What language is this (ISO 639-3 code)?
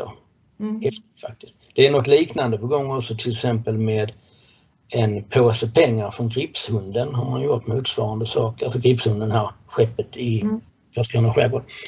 swe